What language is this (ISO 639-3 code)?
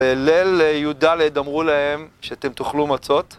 heb